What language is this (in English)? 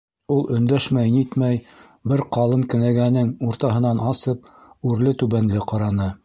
Bashkir